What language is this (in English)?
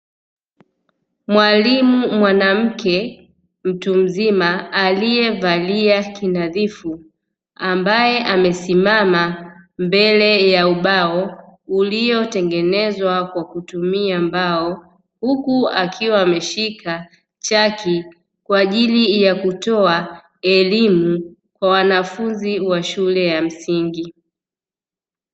Swahili